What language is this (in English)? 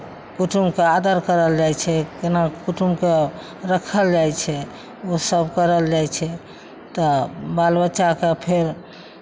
Maithili